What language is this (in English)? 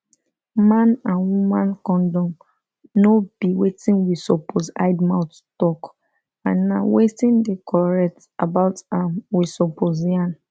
Nigerian Pidgin